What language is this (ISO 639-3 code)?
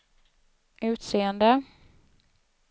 swe